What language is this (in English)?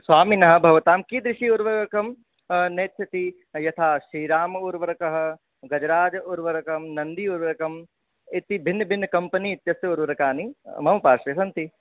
Sanskrit